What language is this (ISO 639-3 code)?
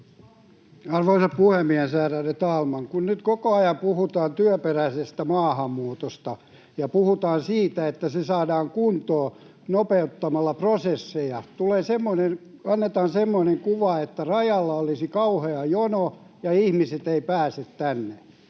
fin